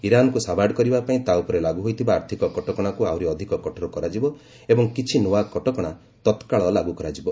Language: Odia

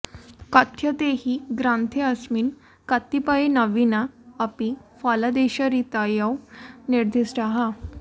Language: Sanskrit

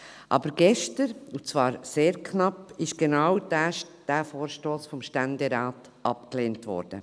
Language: Swiss German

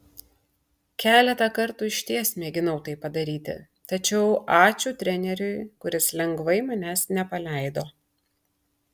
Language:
Lithuanian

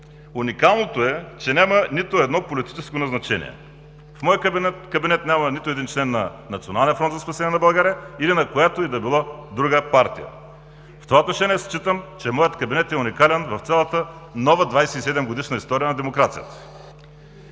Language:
Bulgarian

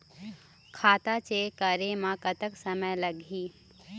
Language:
Chhattisgarhi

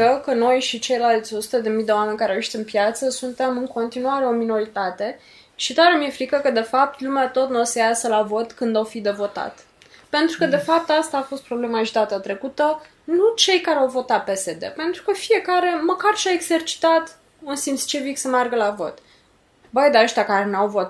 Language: Romanian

